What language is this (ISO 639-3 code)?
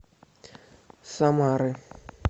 rus